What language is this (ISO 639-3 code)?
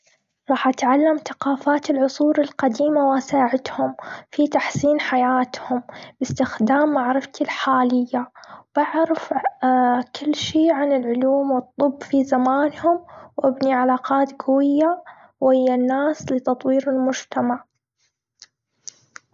afb